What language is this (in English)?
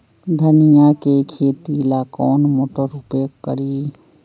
Magahi